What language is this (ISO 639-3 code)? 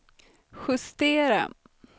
swe